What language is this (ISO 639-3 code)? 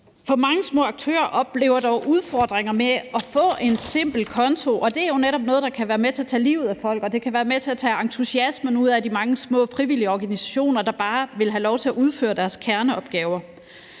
dan